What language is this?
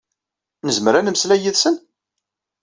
Kabyle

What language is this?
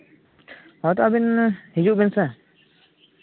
Santali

